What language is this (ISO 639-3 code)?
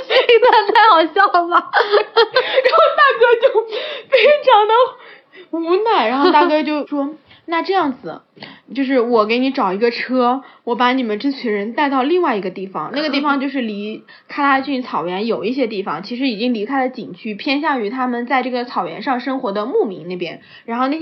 zho